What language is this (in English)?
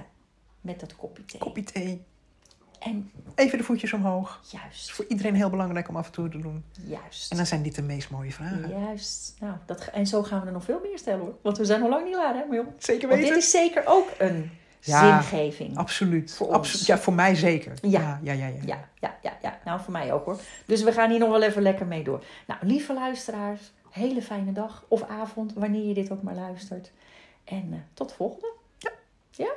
Dutch